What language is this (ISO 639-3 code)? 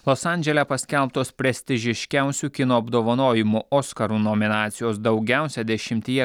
lit